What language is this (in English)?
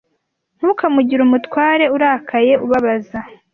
Kinyarwanda